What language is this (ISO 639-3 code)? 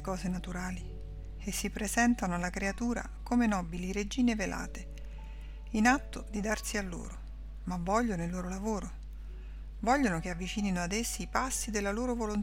ita